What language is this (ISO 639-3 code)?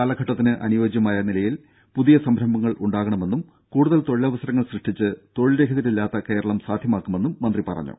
mal